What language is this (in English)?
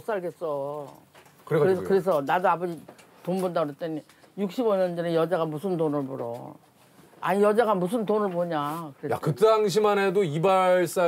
Korean